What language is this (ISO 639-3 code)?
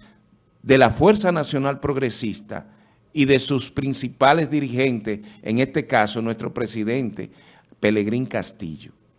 spa